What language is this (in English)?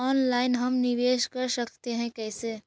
Magahi